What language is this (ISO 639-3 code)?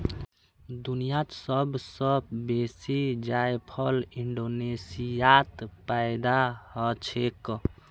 mag